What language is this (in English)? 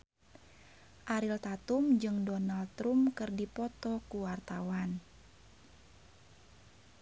Sundanese